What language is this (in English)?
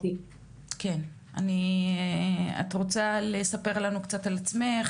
Hebrew